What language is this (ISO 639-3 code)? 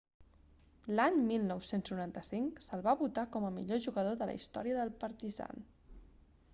cat